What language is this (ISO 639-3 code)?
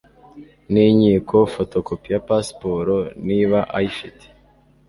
kin